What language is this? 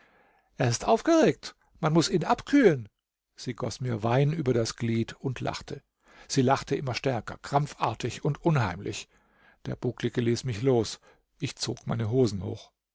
German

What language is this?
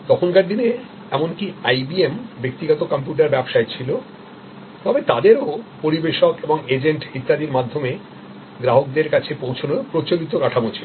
Bangla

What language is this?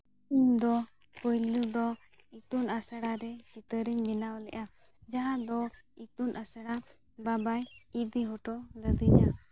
Santali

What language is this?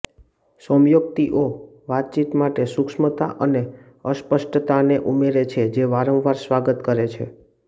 Gujarati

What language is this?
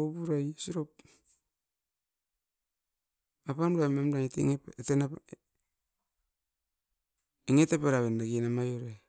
Askopan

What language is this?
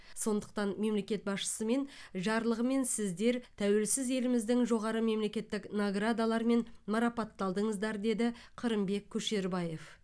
Kazakh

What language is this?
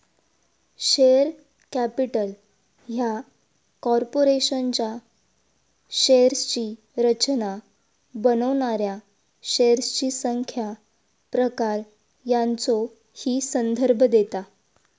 Marathi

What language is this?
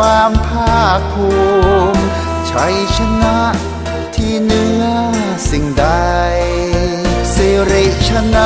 Thai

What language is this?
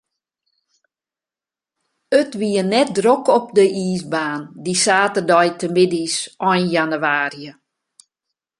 Western Frisian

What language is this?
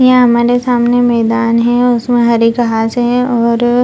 Hindi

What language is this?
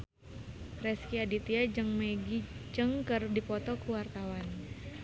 Sundanese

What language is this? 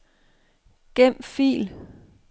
Danish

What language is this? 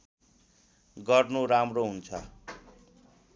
Nepali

